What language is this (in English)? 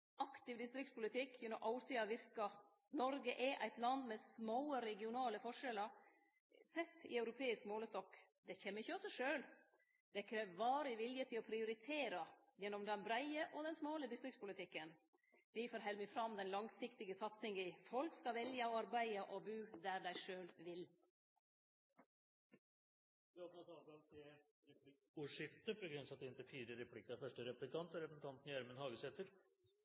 Norwegian